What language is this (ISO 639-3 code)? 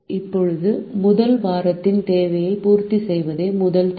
tam